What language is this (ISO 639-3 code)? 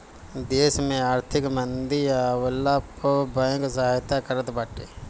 bho